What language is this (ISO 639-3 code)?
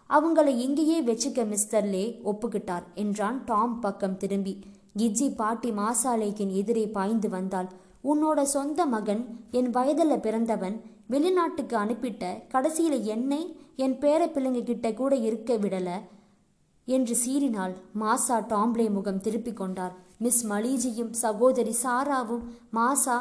tam